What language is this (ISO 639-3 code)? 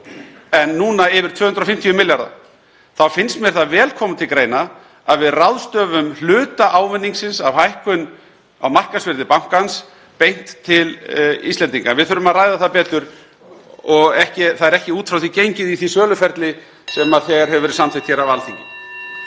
isl